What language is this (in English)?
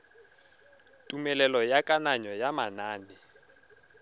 Tswana